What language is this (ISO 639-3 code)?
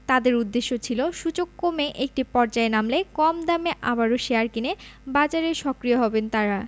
ben